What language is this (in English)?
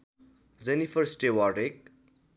Nepali